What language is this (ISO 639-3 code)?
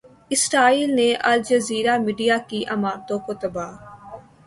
urd